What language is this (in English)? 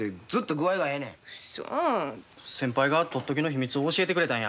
Japanese